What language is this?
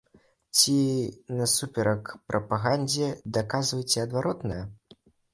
Belarusian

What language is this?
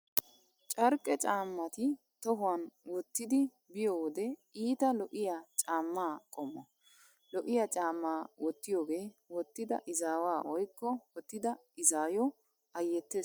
Wolaytta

